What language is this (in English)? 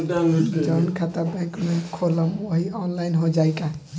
Bhojpuri